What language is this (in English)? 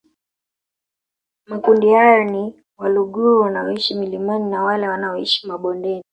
Swahili